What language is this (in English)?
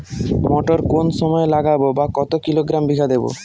Bangla